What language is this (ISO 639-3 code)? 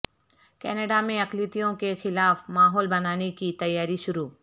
urd